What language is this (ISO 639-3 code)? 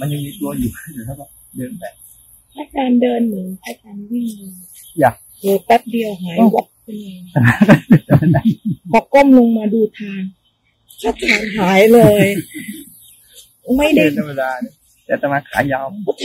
tha